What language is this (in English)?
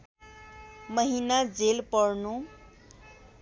Nepali